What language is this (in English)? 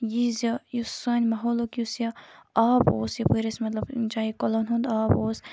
Kashmiri